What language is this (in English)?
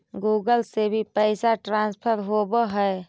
Magahi